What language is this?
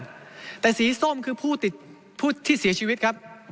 Thai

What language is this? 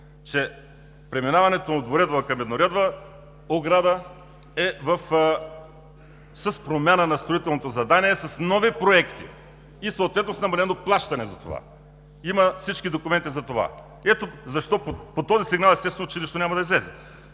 Bulgarian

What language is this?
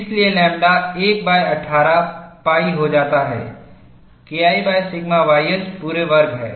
Hindi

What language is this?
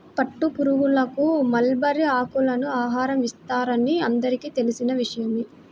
Telugu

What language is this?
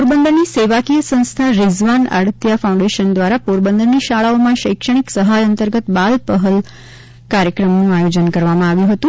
Gujarati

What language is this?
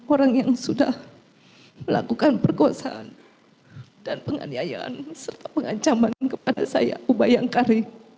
Indonesian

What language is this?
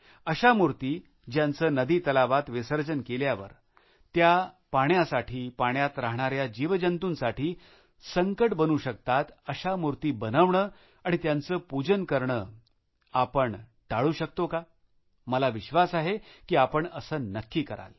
Marathi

